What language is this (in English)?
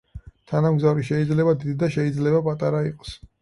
Georgian